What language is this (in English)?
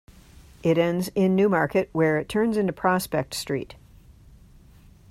English